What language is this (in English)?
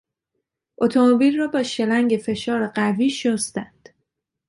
Persian